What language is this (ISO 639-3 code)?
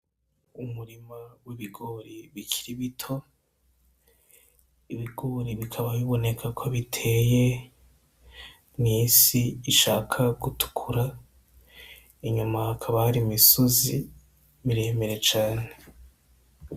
run